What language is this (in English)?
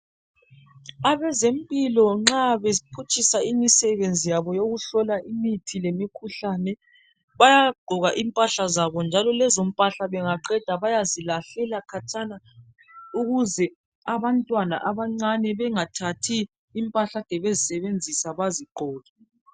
North Ndebele